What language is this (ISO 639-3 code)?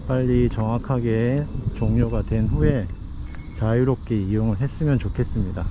kor